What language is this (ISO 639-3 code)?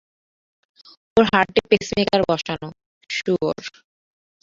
ben